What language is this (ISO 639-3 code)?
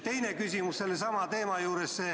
est